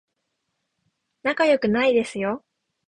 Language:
Japanese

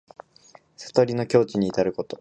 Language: Japanese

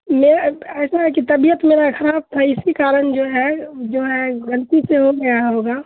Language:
Urdu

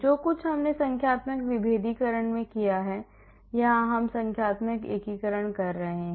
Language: Hindi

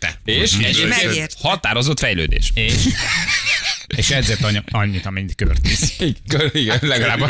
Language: Hungarian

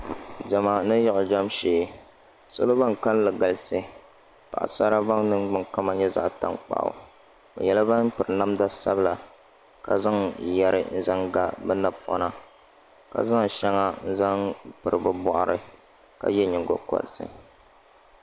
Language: Dagbani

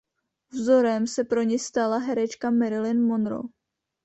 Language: Czech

